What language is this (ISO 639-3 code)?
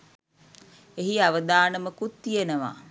sin